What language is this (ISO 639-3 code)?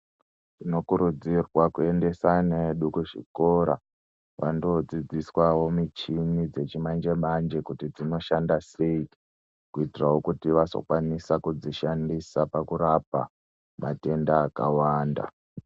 ndc